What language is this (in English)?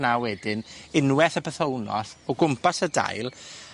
Welsh